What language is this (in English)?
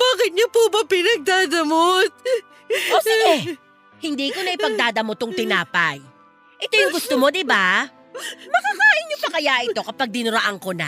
Filipino